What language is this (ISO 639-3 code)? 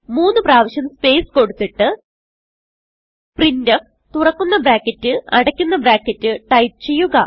mal